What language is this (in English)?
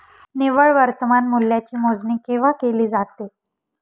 Marathi